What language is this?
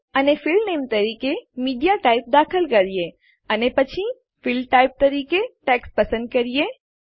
Gujarati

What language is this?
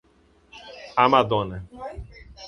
Portuguese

